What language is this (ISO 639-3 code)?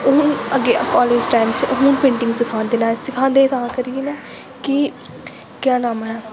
doi